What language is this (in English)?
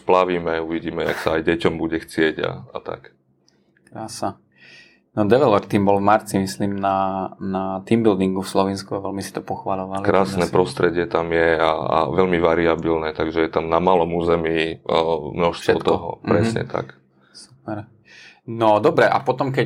Slovak